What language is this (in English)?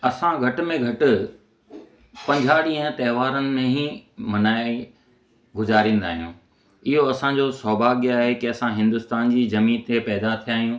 Sindhi